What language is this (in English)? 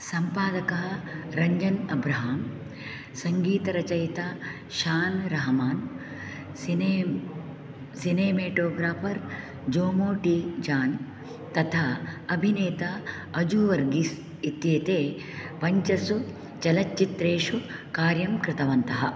Sanskrit